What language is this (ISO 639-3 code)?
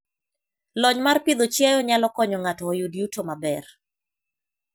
luo